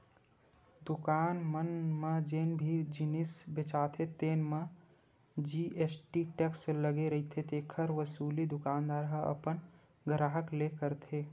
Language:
Chhattisgarhi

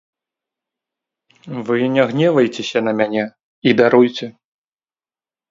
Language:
Belarusian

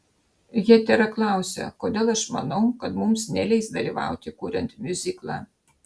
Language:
Lithuanian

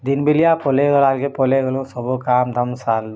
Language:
Odia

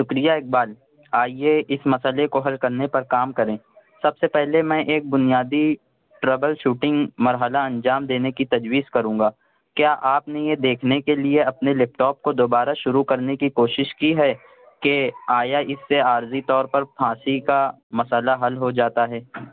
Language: Urdu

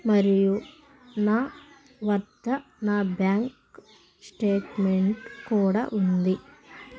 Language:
Telugu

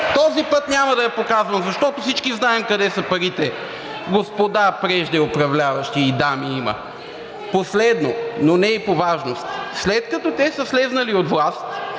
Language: Bulgarian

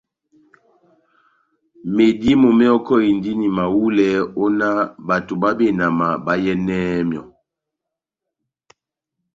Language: Batanga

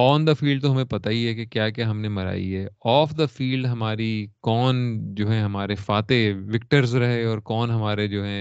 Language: Urdu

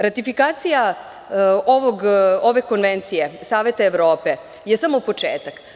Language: Serbian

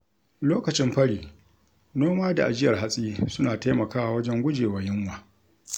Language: Hausa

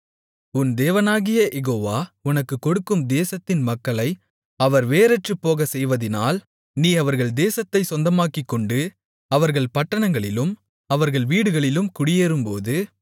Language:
Tamil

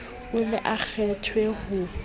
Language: Southern Sotho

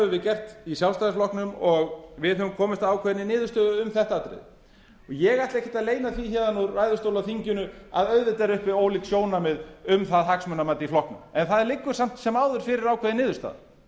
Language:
Icelandic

